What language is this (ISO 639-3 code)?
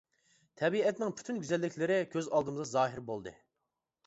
uig